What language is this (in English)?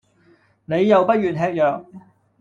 Cantonese